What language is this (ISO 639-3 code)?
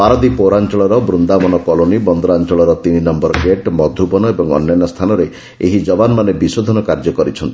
ori